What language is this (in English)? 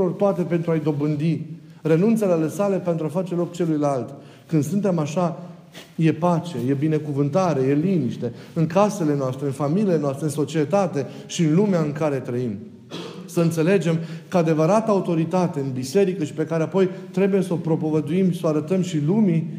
Romanian